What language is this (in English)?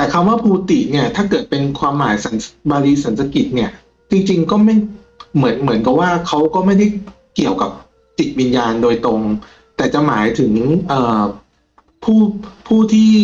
Thai